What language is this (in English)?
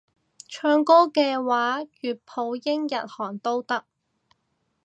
Cantonese